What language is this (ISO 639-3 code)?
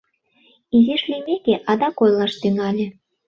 chm